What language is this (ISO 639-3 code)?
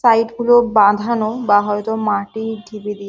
ben